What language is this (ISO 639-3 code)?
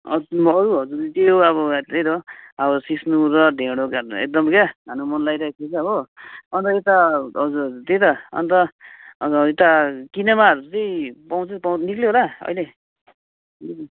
nep